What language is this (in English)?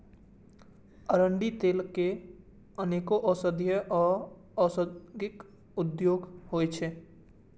Maithili